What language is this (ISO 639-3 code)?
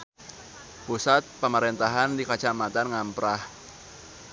sun